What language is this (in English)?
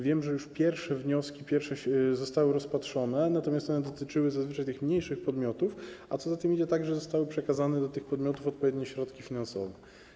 Polish